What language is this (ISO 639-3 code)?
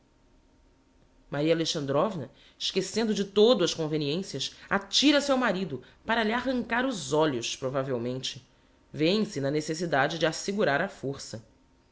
por